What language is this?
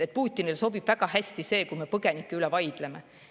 Estonian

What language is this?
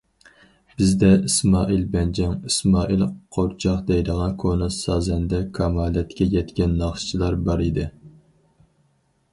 Uyghur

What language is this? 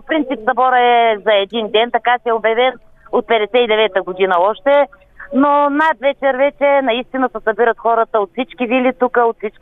Bulgarian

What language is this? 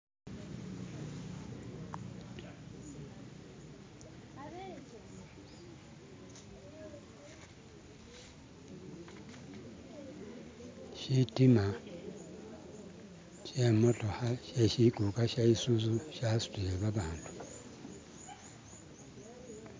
Masaaba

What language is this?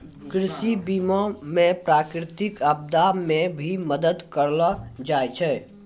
Maithili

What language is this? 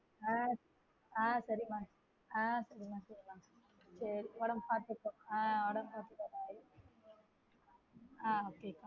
Tamil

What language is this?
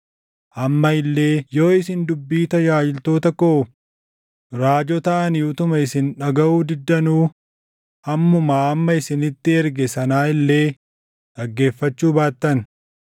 Oromo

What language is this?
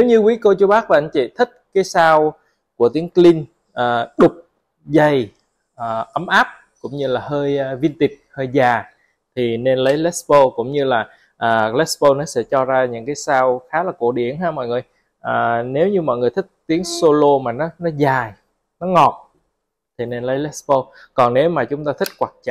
Vietnamese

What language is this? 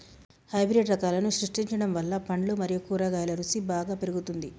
Telugu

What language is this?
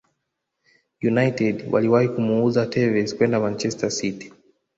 Swahili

